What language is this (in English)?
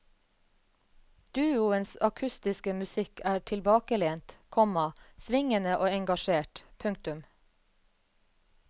Norwegian